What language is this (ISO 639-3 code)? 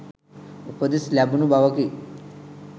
sin